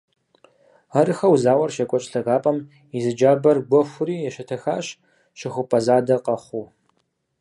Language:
Kabardian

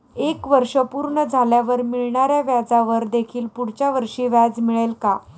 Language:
Marathi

